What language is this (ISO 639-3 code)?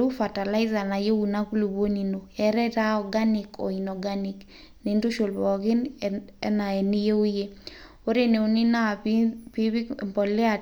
mas